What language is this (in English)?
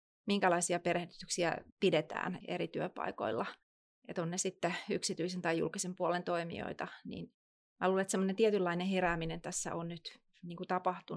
Finnish